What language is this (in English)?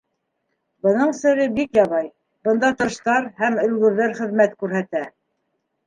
Bashkir